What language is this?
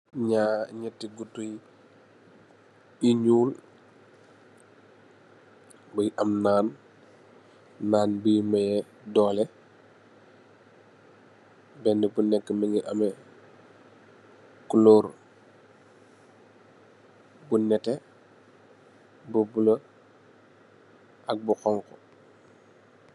Wolof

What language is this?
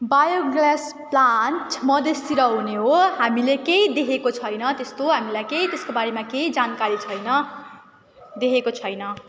Nepali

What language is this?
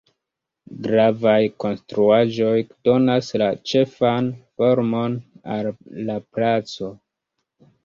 Esperanto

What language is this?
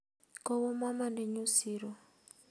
Kalenjin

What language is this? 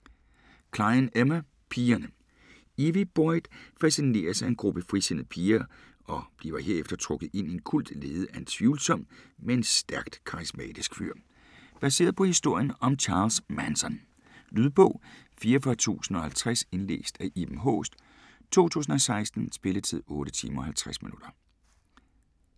Danish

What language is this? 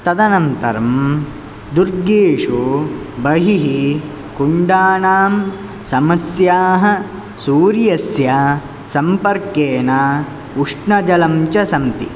Sanskrit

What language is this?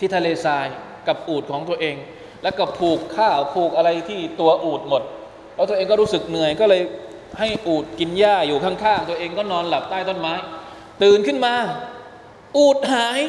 Thai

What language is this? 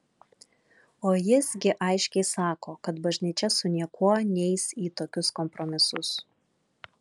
Lithuanian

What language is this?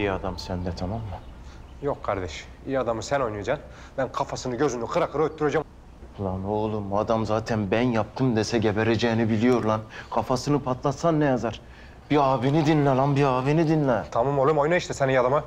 Turkish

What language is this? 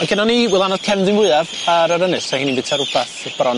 Welsh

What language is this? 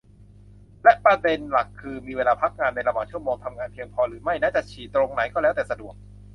Thai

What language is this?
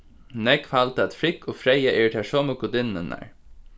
Faroese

